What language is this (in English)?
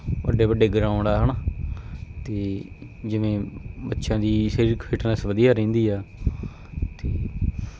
Punjabi